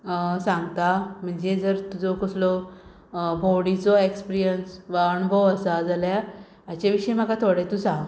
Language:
Konkani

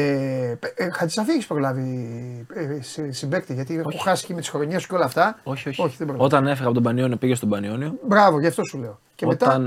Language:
Greek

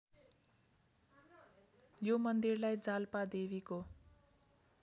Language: Nepali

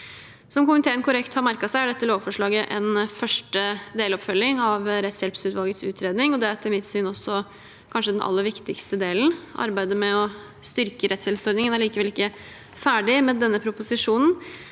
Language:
Norwegian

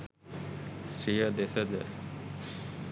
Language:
Sinhala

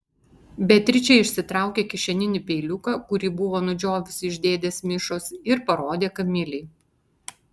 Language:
Lithuanian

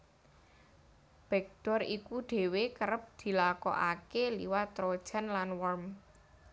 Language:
Javanese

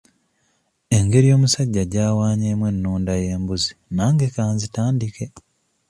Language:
Ganda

